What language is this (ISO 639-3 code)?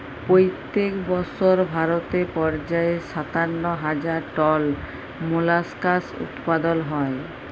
ben